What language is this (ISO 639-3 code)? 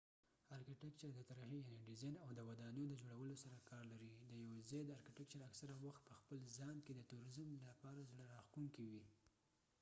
pus